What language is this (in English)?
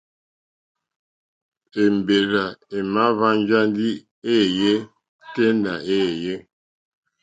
Mokpwe